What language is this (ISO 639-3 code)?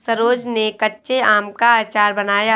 hin